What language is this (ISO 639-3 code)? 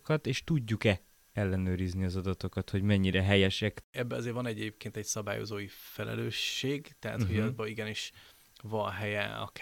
hun